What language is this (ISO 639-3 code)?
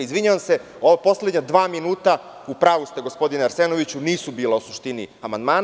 srp